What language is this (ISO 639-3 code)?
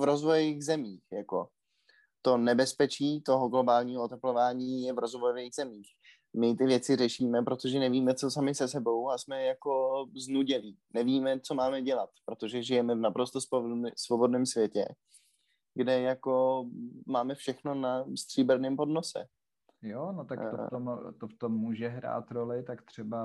ces